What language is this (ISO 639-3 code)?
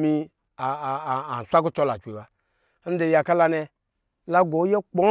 mgi